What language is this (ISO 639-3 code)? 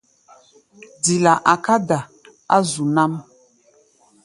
gba